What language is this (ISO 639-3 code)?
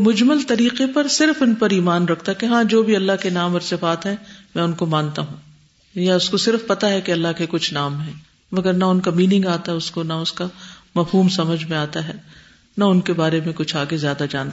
urd